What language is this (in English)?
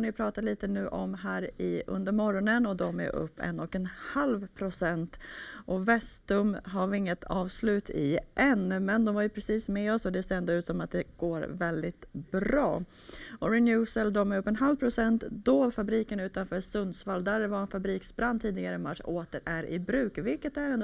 Swedish